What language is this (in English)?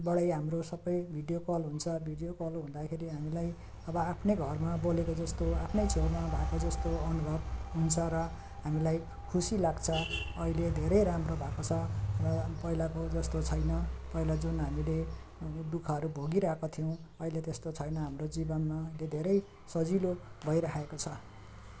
Nepali